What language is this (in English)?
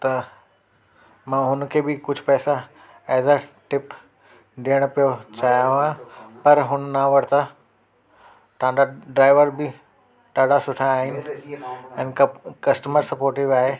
Sindhi